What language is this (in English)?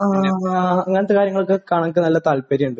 Malayalam